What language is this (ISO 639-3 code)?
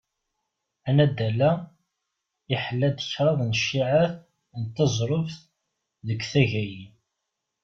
kab